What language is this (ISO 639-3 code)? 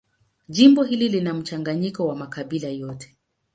swa